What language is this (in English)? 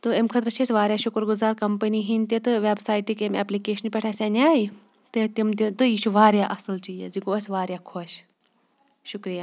Kashmiri